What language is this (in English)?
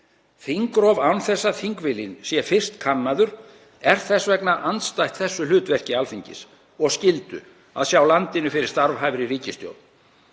Icelandic